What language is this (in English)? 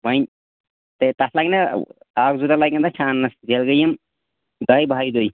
Kashmiri